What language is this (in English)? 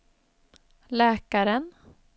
Swedish